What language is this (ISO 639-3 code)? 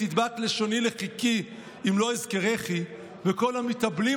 heb